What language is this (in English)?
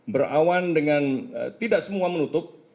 Indonesian